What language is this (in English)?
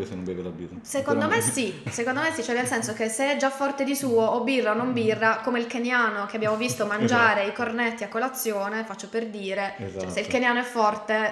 Italian